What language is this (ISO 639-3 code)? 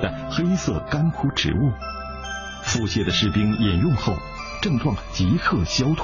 zho